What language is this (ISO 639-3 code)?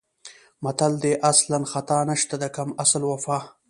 pus